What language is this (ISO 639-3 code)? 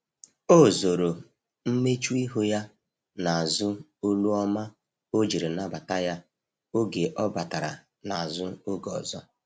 ibo